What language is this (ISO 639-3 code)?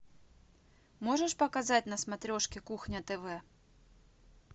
rus